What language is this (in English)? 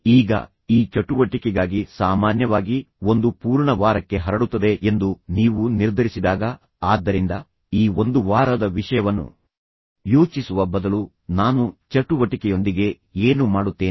Kannada